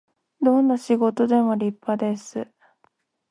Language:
Japanese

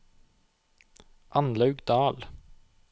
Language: Norwegian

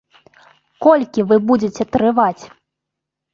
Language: Belarusian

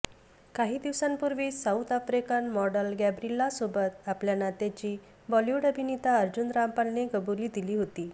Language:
Marathi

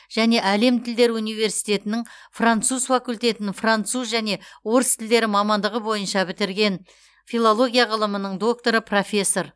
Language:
Kazakh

